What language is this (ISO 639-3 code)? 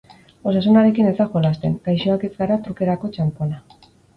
eus